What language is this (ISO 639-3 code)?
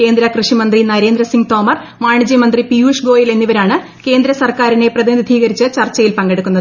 mal